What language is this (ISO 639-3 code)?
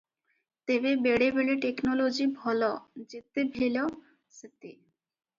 ori